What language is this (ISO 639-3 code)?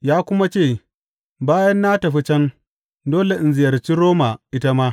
hau